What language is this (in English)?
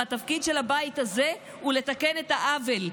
Hebrew